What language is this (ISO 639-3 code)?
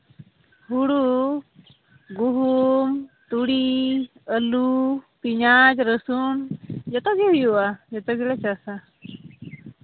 sat